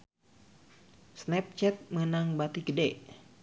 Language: Sundanese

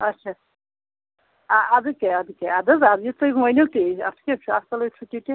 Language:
Kashmiri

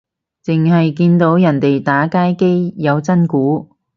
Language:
Cantonese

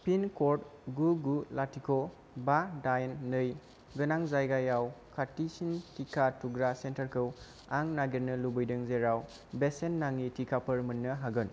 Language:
Bodo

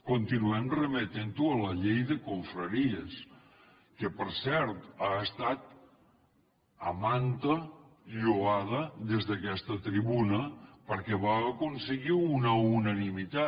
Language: Catalan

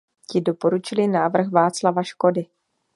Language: Czech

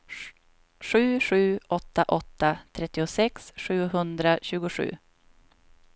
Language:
Swedish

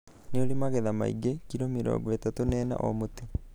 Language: Kikuyu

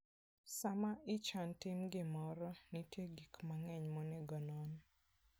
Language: Luo (Kenya and Tanzania)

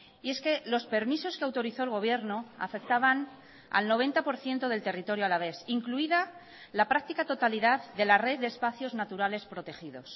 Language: Spanish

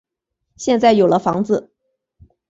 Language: Chinese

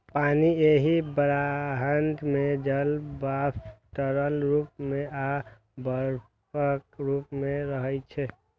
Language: Maithili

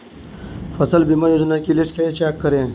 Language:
Hindi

